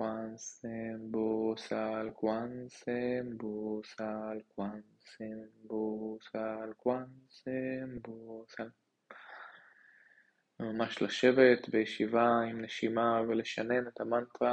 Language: Hebrew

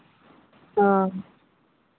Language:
Santali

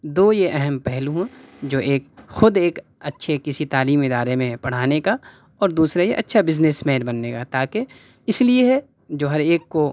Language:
Urdu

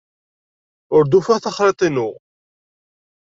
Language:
Kabyle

